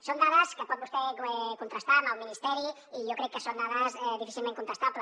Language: Catalan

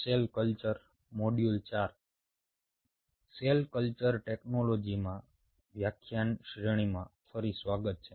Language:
Gujarati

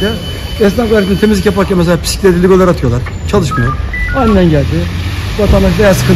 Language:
Turkish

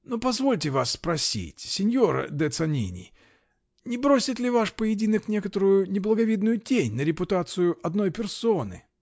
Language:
Russian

